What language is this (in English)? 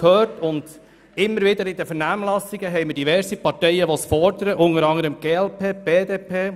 Swiss German